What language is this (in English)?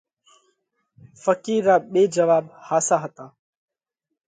Parkari Koli